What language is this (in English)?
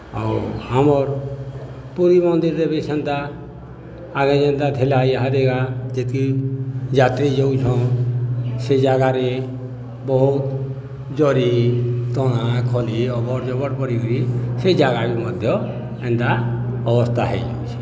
Odia